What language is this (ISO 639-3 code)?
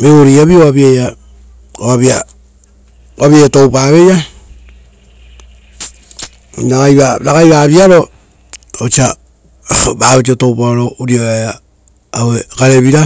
roo